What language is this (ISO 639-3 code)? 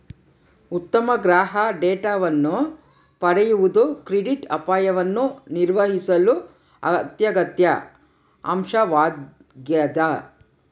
kan